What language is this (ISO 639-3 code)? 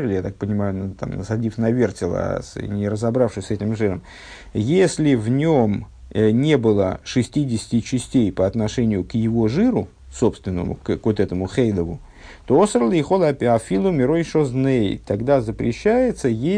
rus